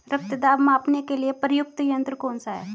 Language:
Hindi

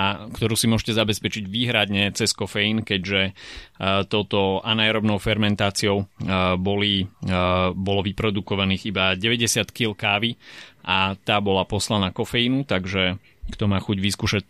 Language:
Slovak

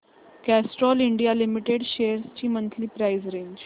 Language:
Marathi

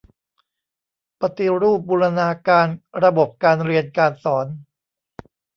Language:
Thai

